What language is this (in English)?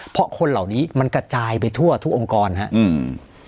Thai